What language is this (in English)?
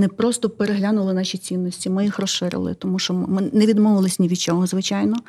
Ukrainian